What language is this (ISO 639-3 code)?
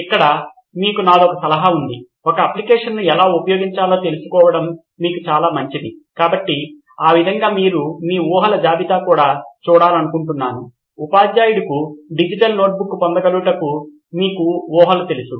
tel